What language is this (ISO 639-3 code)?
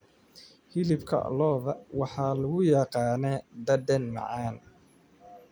som